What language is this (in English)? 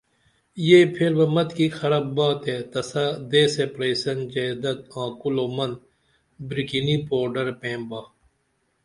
Dameli